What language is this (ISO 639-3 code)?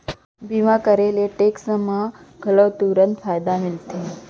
hne